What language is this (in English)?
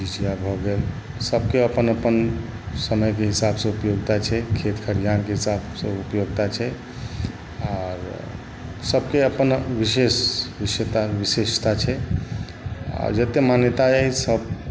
Maithili